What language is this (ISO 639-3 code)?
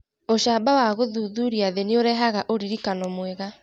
kik